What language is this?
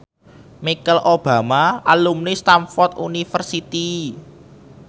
Javanese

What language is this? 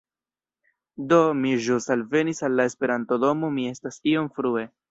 Esperanto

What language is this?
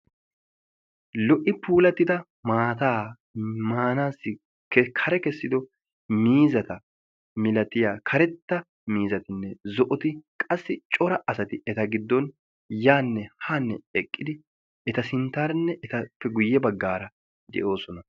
Wolaytta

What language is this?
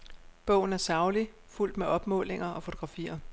Danish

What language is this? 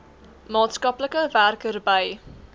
Afrikaans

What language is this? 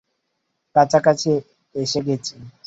Bangla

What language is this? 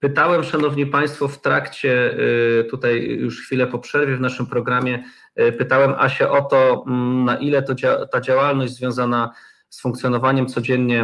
Polish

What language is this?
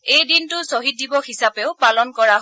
Assamese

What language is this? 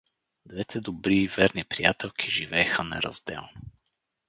Bulgarian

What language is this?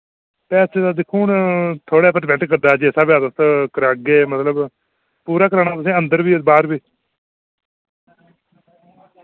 Dogri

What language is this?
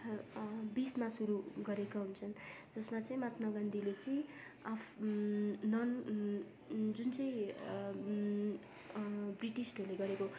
Nepali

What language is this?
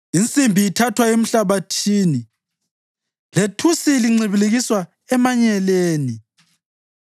North Ndebele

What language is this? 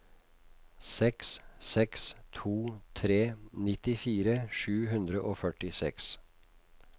Norwegian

